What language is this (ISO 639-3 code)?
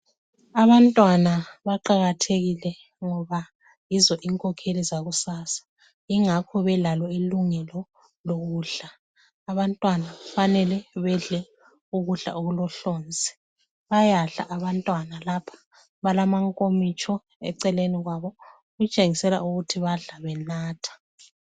nde